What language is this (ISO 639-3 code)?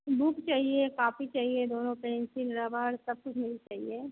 hin